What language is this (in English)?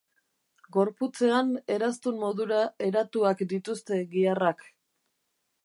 Basque